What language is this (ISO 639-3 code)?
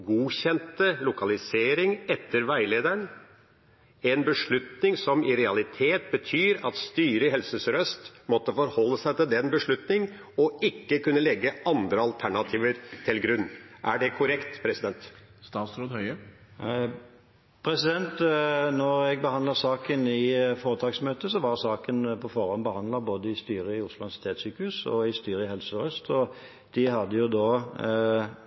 nob